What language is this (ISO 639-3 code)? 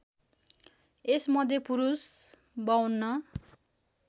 nep